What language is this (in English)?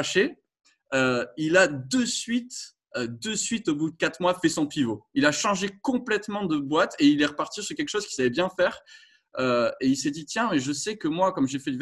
French